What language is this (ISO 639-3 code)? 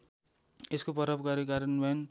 nep